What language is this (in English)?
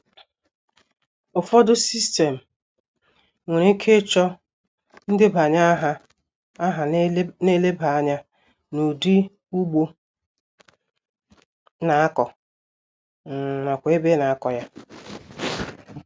Igbo